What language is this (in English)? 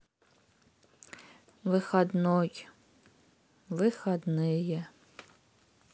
Russian